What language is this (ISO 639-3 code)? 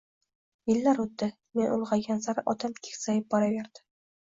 uzb